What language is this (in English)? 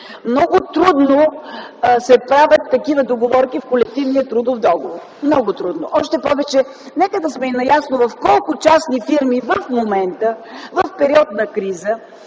Bulgarian